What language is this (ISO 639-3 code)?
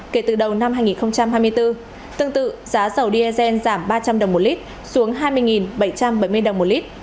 vie